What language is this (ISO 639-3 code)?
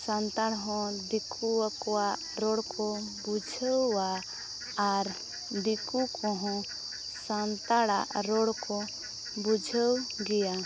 sat